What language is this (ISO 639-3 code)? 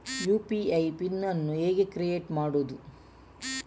kan